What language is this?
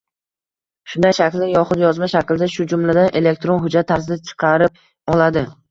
Uzbek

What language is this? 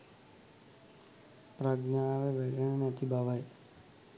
Sinhala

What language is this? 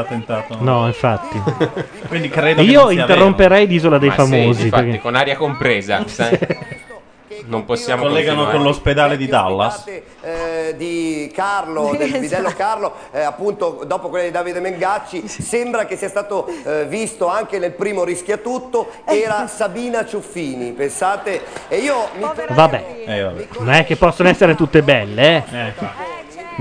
Italian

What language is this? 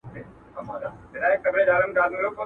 Pashto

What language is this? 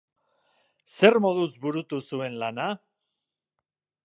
Basque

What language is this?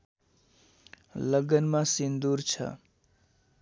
Nepali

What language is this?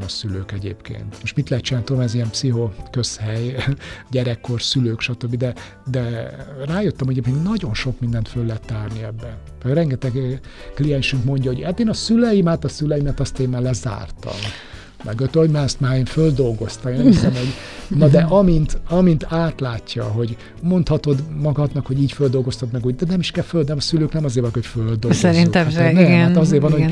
Hungarian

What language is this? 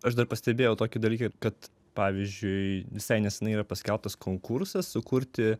Lithuanian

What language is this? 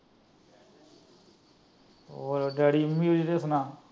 Punjabi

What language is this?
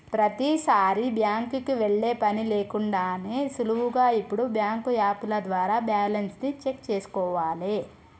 Telugu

